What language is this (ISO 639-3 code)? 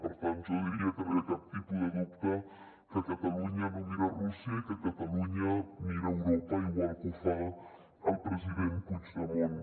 cat